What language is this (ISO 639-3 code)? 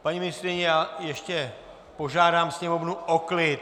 ces